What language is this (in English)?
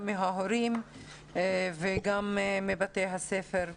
Hebrew